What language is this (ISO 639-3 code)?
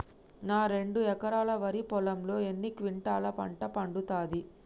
tel